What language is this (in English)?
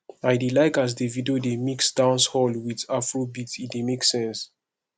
Nigerian Pidgin